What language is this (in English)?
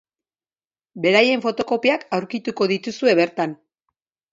Basque